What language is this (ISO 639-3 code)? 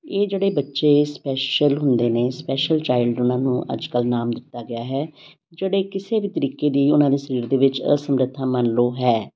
pan